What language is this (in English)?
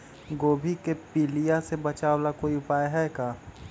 Magahi